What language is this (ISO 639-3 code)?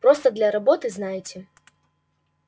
rus